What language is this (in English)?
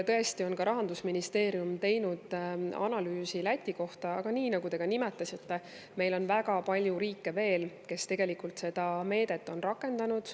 Estonian